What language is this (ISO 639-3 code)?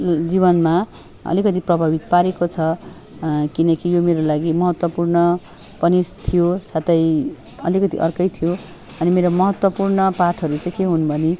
nep